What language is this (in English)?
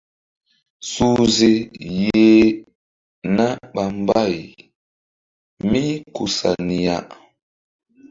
Mbum